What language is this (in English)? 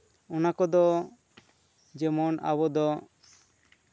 Santali